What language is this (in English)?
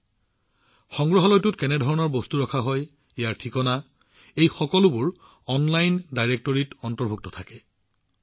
Assamese